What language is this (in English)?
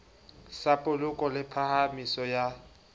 Southern Sotho